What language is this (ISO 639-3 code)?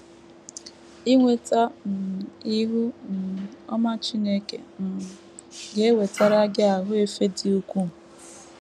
ibo